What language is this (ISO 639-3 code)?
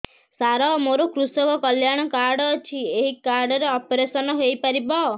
ori